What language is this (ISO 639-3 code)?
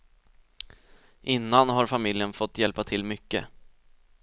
swe